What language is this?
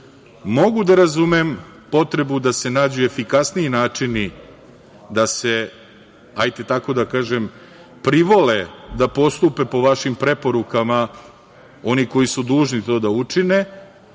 Serbian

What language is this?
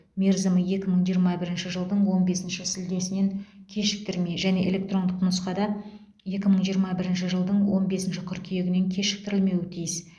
Kazakh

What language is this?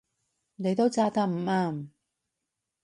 Cantonese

